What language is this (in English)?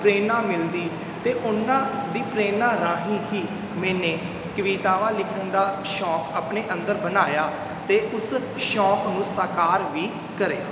Punjabi